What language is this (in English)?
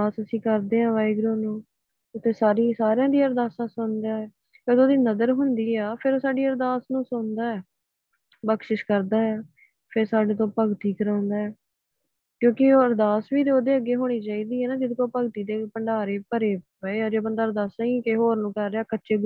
Punjabi